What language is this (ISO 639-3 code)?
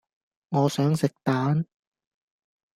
yue